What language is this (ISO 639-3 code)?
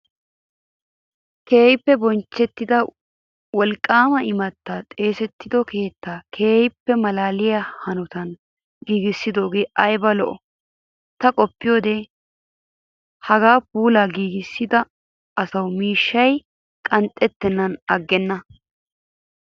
wal